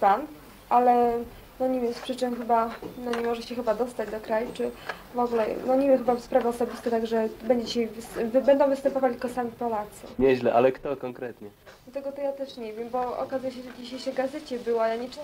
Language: Polish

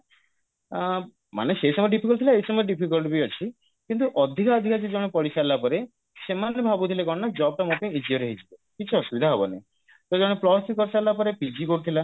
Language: Odia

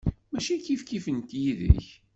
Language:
Kabyle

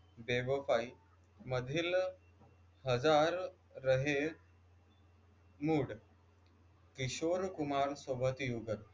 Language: Marathi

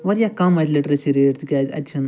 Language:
Kashmiri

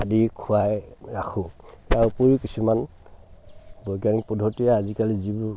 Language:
Assamese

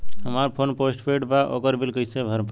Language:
Bhojpuri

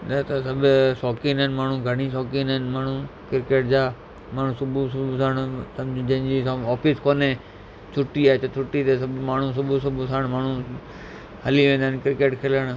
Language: Sindhi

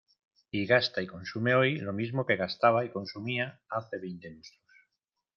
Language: Spanish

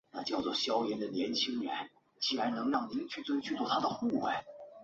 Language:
Chinese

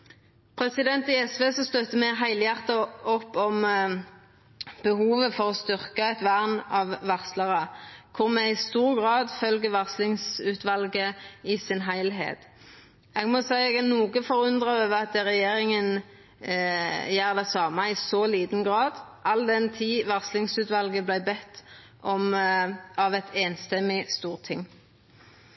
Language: Norwegian Nynorsk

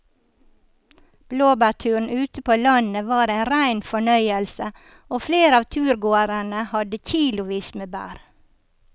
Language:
Norwegian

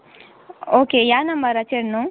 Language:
Konkani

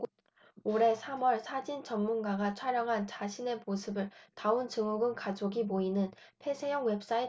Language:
Korean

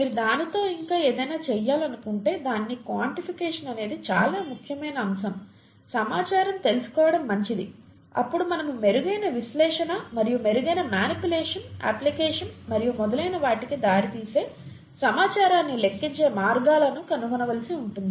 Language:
Telugu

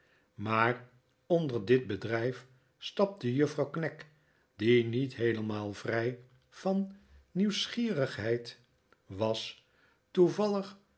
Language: Dutch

